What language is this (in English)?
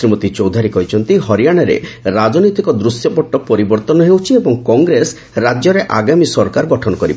Odia